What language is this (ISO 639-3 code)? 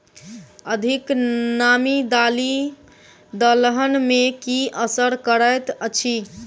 mai